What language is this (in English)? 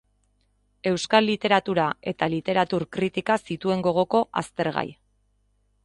Basque